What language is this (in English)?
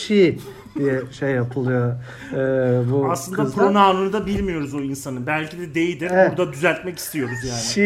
Turkish